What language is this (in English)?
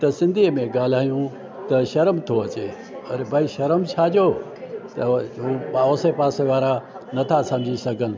Sindhi